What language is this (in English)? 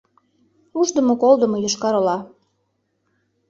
Mari